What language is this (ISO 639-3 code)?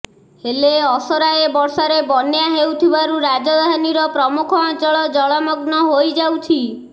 ori